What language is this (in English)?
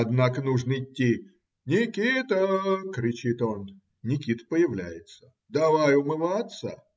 Russian